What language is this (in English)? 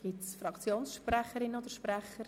Swiss German